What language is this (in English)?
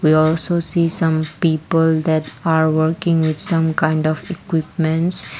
English